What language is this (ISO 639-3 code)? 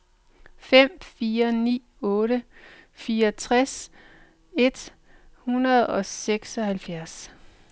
dan